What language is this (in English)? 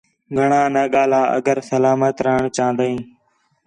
Khetrani